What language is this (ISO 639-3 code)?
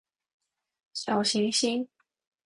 zho